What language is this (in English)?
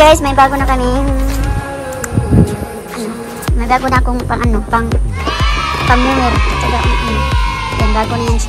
Indonesian